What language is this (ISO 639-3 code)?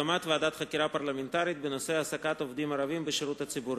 heb